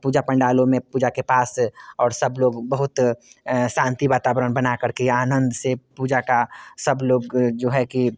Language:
Hindi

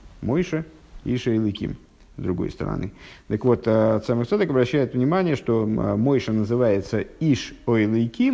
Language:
Russian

